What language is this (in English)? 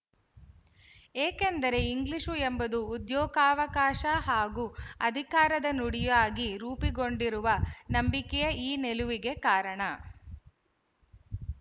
Kannada